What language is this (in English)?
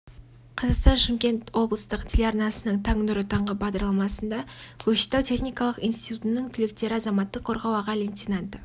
Kazakh